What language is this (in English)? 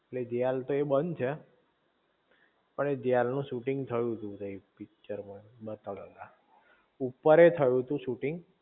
Gujarati